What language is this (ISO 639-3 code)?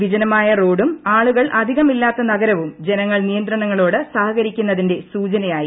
mal